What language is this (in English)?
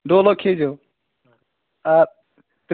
Kashmiri